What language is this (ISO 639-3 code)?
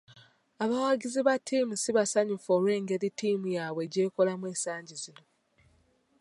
lug